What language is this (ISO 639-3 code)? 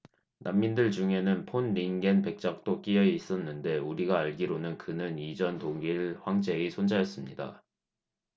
kor